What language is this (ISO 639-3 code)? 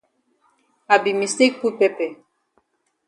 wes